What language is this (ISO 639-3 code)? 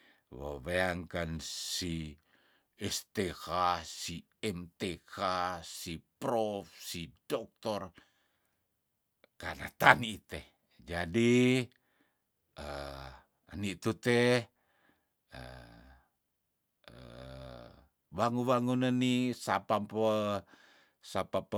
tdn